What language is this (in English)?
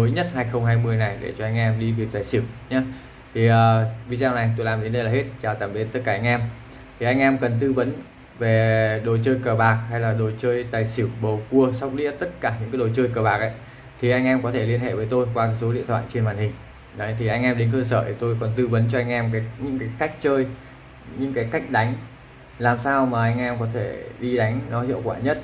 Vietnamese